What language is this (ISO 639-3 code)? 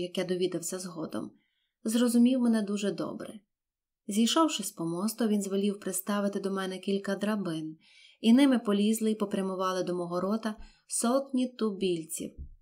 ukr